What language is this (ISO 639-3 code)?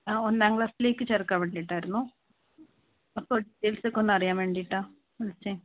mal